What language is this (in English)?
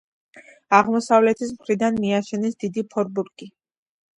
Georgian